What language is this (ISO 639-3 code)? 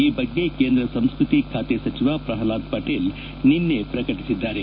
kan